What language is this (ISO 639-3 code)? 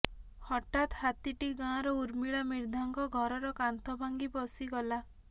ori